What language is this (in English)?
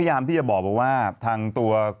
Thai